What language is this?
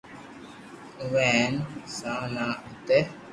Loarki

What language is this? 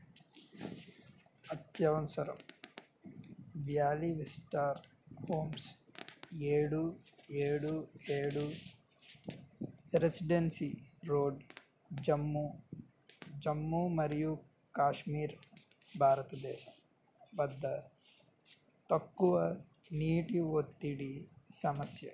Telugu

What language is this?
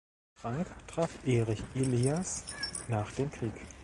German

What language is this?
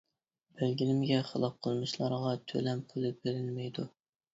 Uyghur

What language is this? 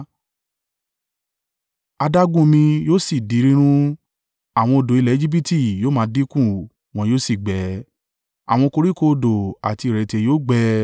Yoruba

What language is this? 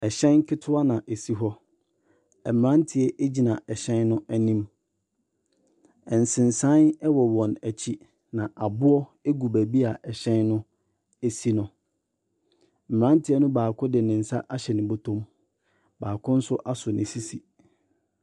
Akan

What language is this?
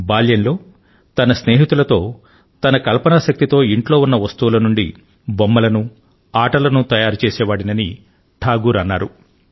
Telugu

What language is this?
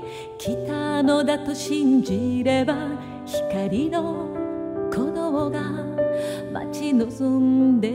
Japanese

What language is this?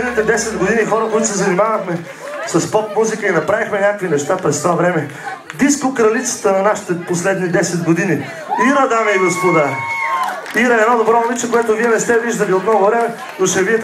Greek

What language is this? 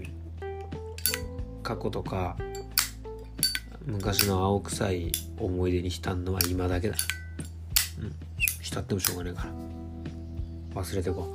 Japanese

